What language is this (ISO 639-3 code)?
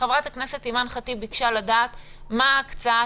heb